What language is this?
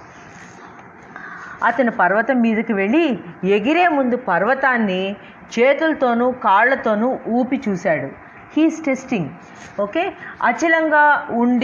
Telugu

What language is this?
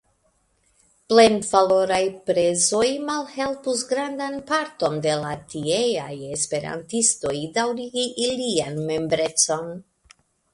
Esperanto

